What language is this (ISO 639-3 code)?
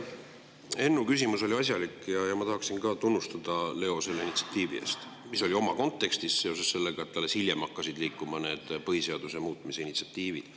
est